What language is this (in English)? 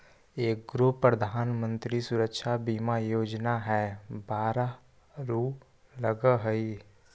Magahi